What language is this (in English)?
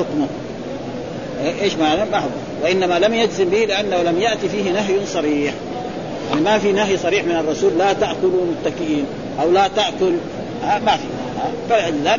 Arabic